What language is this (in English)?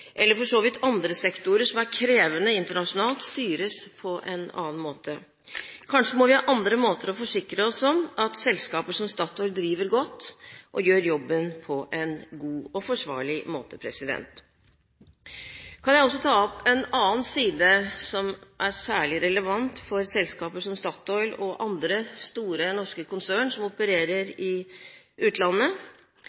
Norwegian Bokmål